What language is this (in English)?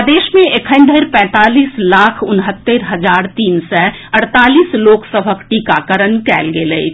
Maithili